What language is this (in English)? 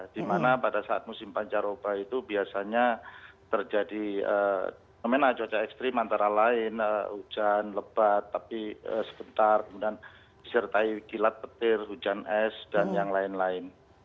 Indonesian